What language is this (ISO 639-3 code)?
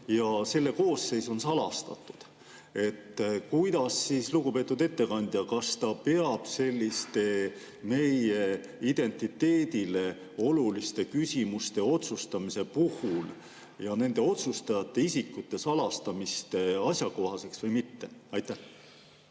est